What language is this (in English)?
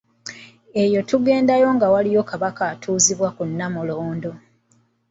Ganda